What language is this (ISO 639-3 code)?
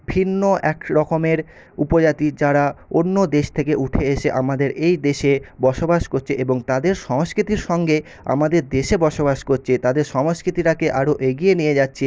ben